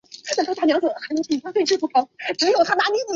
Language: Chinese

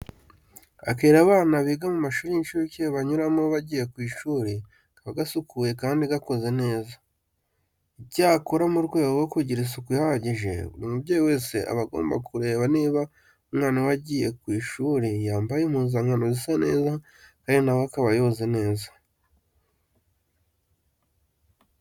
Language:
Kinyarwanda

